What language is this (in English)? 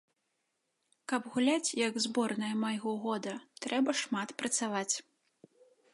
Belarusian